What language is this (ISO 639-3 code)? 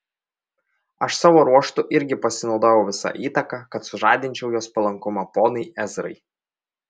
lit